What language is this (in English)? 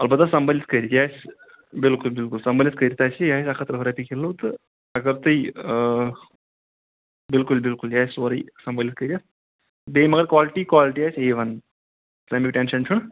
Kashmiri